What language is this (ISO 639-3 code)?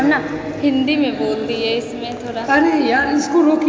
mai